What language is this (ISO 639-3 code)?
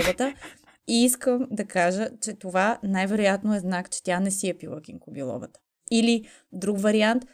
bul